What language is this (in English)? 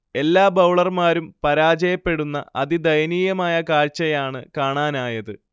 Malayalam